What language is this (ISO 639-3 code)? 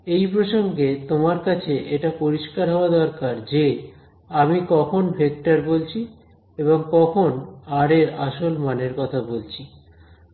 ben